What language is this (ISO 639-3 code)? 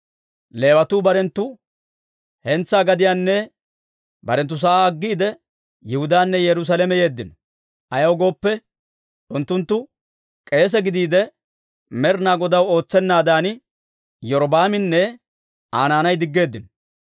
dwr